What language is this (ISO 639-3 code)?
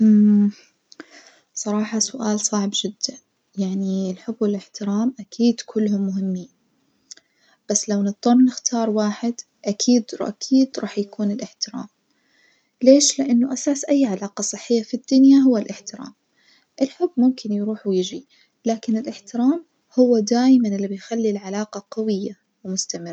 ars